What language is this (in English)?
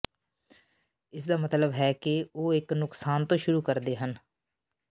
Punjabi